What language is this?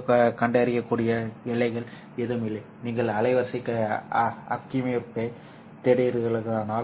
Tamil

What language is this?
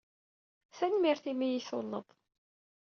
Kabyle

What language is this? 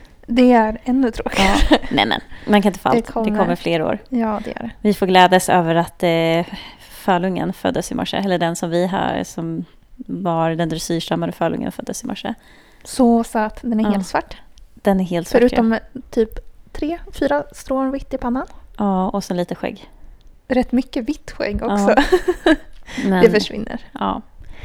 Swedish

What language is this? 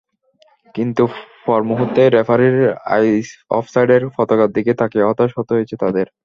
Bangla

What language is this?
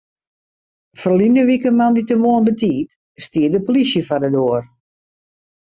Western Frisian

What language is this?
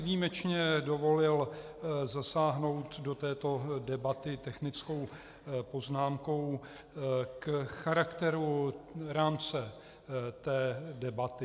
Czech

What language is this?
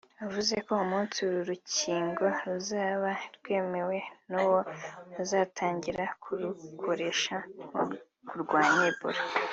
Kinyarwanda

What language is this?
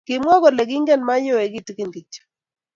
Kalenjin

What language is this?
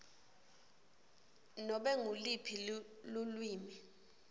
Swati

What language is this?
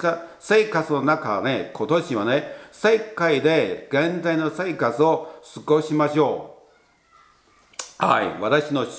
Japanese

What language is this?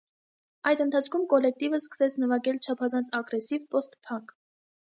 Armenian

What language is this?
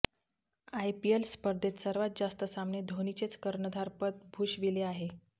Marathi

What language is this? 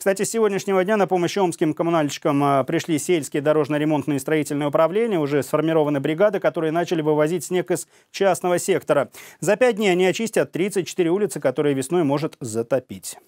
Russian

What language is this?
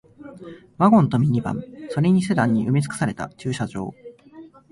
Japanese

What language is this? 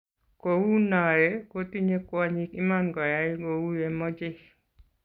Kalenjin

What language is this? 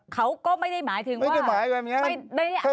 Thai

